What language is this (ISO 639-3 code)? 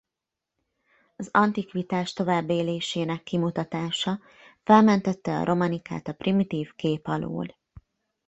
hun